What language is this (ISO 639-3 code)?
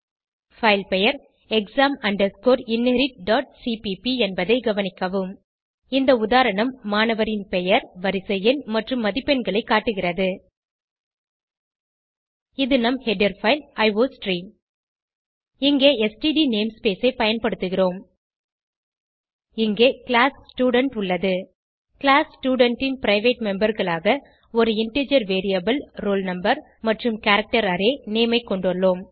tam